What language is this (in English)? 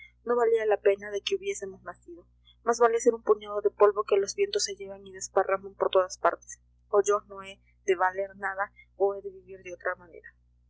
Spanish